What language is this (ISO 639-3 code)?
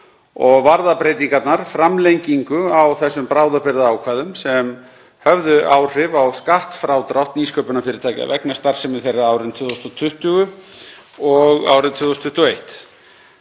isl